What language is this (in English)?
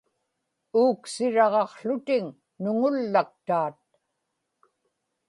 Inupiaq